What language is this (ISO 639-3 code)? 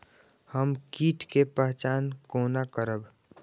mai